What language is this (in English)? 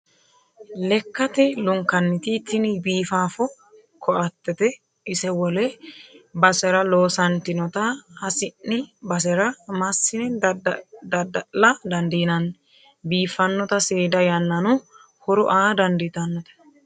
Sidamo